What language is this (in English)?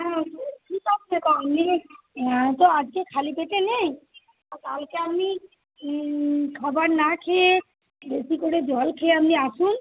Bangla